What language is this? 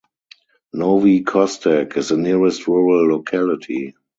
English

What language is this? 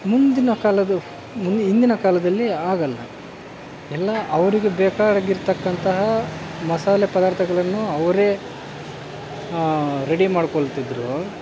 Kannada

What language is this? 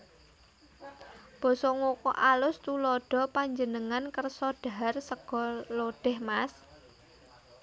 Javanese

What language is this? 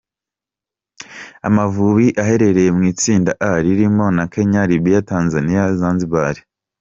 Kinyarwanda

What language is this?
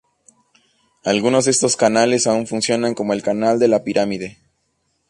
Spanish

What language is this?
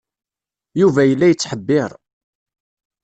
Kabyle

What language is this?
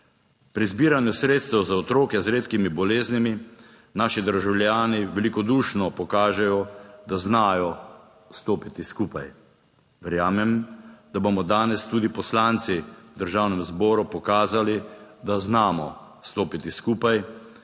Slovenian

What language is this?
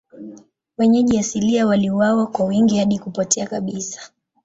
Swahili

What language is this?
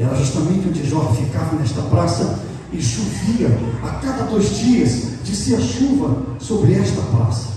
Portuguese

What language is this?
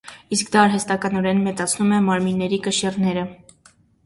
Armenian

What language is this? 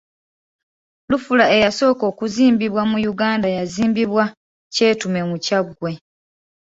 Ganda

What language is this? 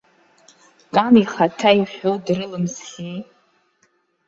Abkhazian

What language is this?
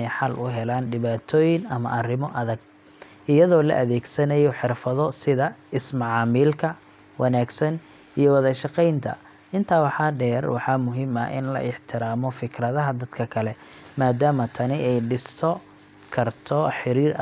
Somali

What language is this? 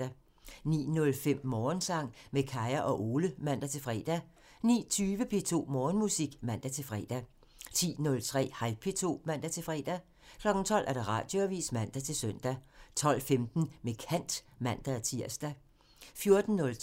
Danish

